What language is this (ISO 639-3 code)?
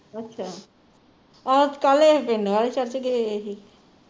pan